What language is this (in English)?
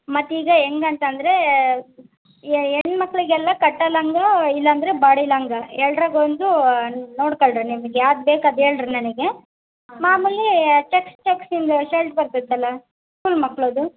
Kannada